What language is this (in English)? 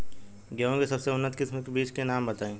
Bhojpuri